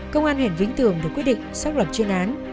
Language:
Vietnamese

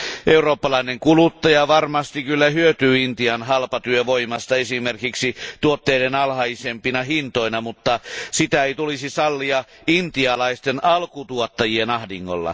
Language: Finnish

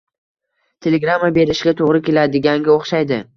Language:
Uzbek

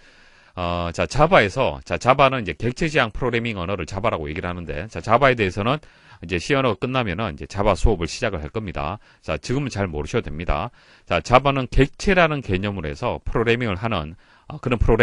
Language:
Korean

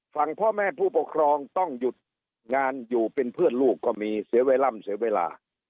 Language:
Thai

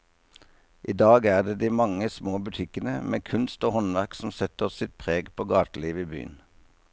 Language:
Norwegian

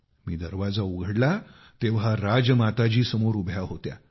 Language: Marathi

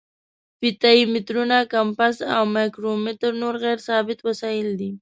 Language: Pashto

